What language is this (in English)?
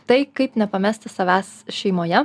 Lithuanian